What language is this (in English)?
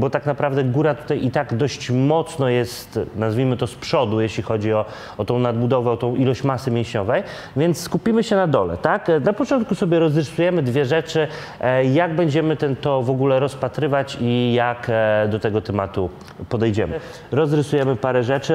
Polish